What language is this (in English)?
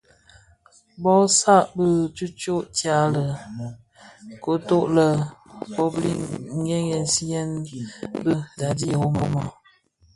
Bafia